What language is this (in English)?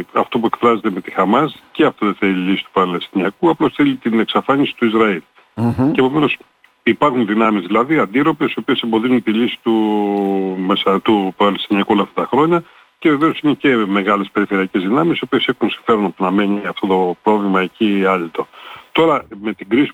Greek